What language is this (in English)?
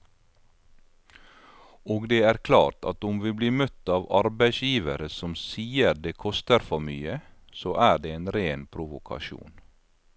Norwegian